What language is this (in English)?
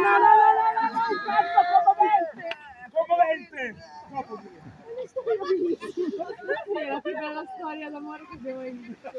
Italian